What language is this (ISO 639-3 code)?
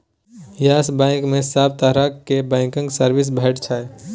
mai